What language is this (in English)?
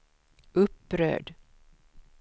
Swedish